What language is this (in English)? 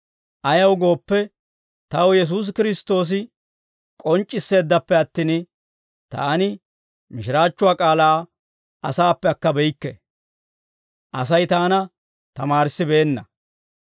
Dawro